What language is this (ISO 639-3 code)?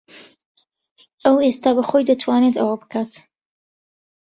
ckb